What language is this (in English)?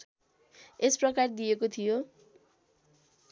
Nepali